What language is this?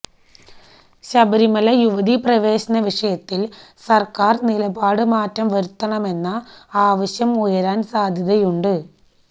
Malayalam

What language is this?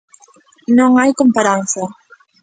Galician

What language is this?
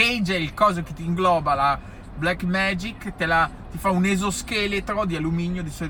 Italian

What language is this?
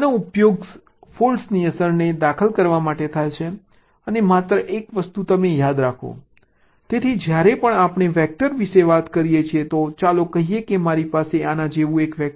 Gujarati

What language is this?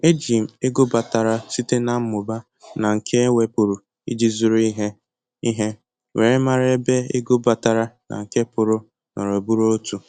Igbo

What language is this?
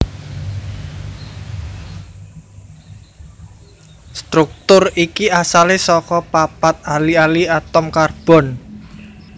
Javanese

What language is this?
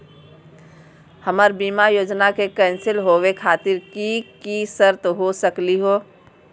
Magahi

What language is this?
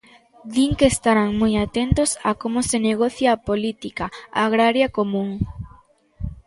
Galician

